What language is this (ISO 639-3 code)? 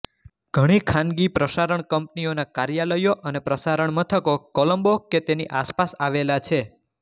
guj